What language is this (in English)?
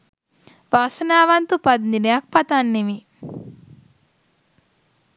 Sinhala